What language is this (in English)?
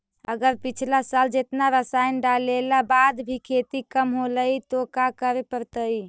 Magahi